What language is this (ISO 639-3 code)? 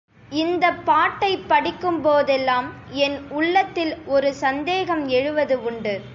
tam